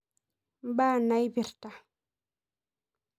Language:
Masai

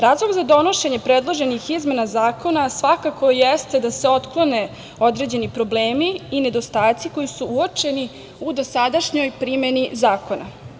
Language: Serbian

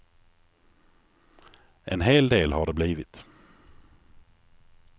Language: Swedish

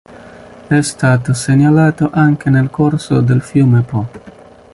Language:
Italian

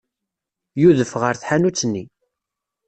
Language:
Kabyle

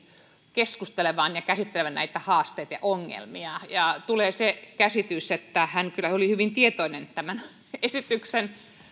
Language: Finnish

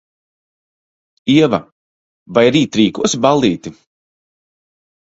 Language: Latvian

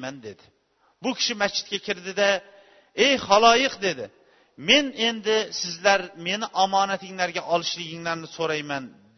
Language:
Bulgarian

